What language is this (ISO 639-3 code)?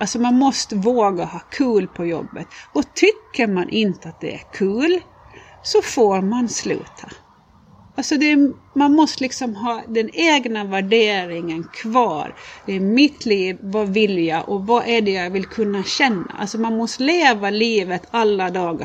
swe